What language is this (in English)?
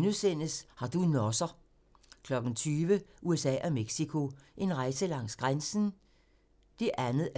Danish